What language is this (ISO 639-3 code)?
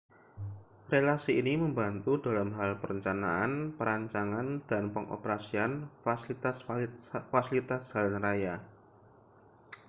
ind